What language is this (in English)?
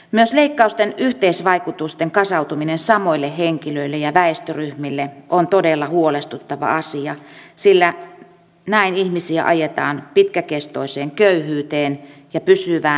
Finnish